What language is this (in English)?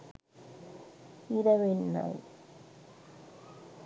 Sinhala